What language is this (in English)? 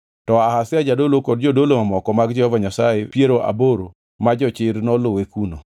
Luo (Kenya and Tanzania)